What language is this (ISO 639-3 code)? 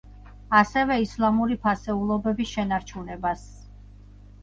kat